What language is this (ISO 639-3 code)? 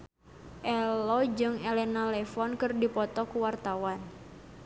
sun